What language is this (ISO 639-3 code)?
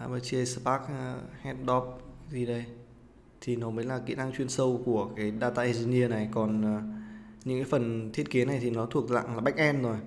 vie